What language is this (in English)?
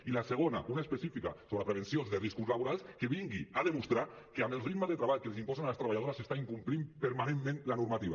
Catalan